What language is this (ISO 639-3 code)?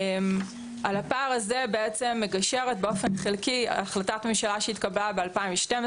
heb